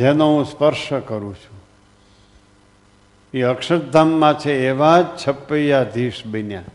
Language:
Gujarati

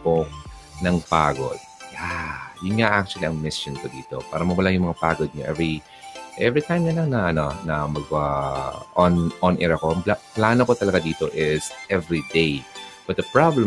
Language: Filipino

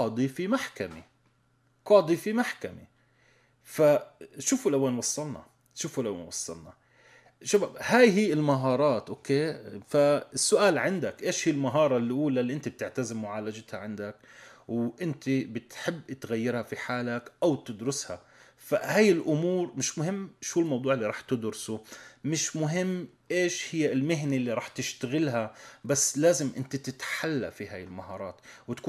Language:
Arabic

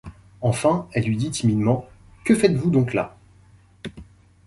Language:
French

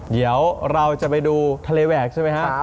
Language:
Thai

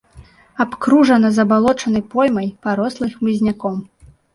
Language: Belarusian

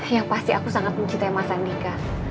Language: Indonesian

